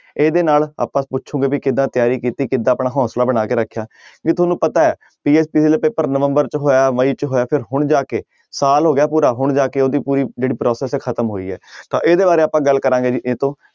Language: Punjabi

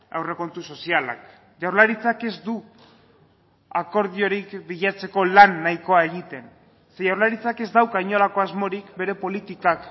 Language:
Basque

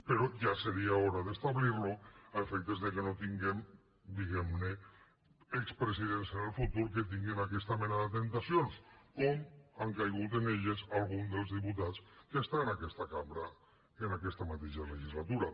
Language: Catalan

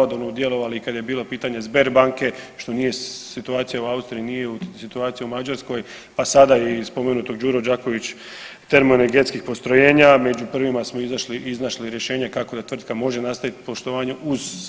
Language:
Croatian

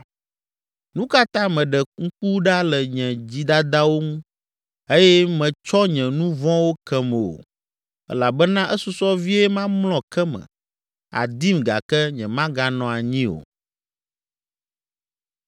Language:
Ewe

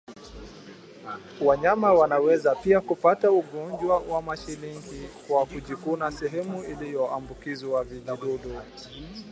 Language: Swahili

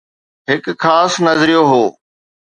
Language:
Sindhi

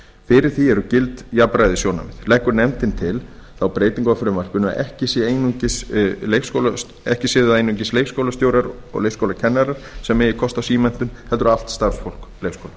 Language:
Icelandic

